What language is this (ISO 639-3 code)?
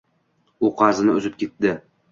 uzb